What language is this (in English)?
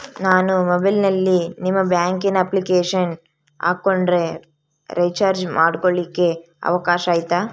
Kannada